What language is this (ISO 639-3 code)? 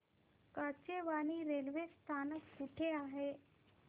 mar